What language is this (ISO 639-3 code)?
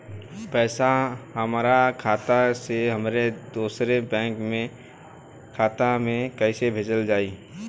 bho